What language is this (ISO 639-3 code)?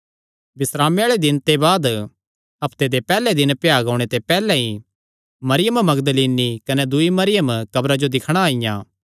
xnr